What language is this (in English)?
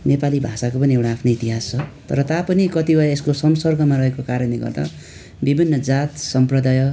Nepali